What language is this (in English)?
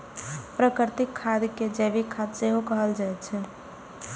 Maithili